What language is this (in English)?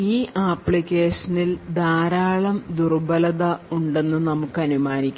Malayalam